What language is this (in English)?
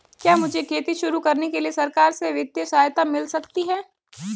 Hindi